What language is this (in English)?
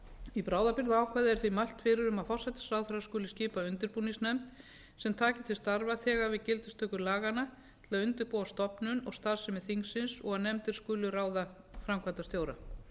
Icelandic